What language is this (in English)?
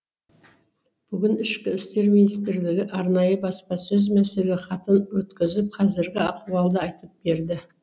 Kazakh